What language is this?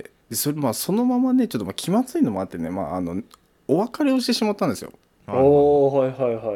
Japanese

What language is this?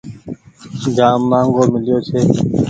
Goaria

